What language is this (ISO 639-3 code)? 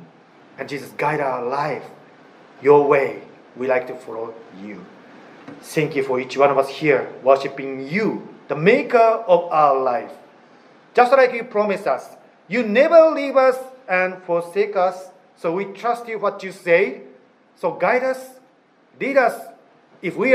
jpn